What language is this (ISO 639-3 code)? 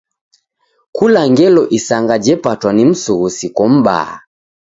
dav